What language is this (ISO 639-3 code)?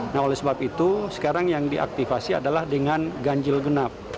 ind